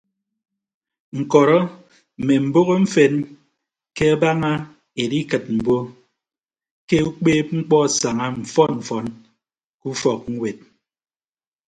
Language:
Ibibio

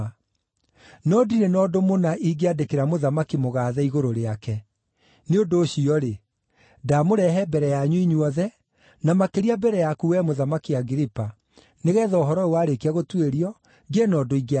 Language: Kikuyu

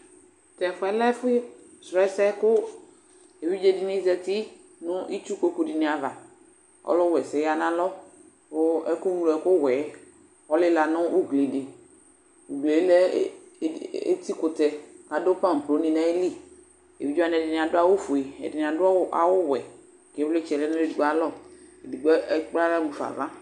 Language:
Ikposo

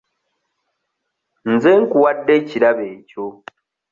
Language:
Ganda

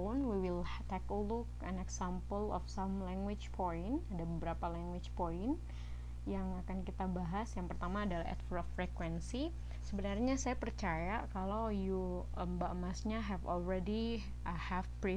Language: Indonesian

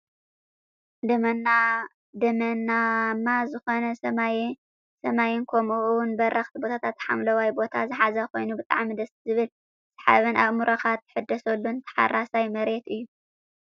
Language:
Tigrinya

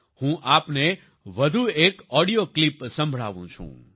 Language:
Gujarati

